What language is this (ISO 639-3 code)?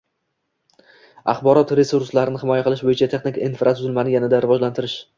uzb